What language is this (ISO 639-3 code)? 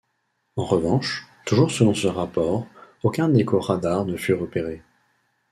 fra